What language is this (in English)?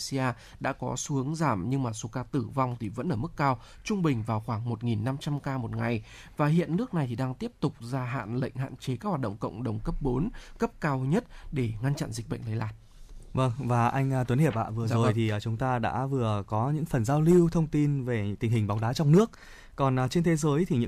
Vietnamese